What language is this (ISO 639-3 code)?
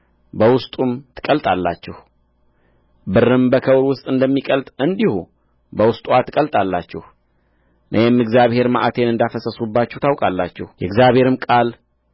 amh